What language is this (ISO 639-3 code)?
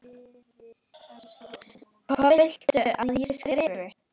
isl